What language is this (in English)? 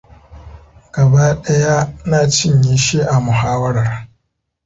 Hausa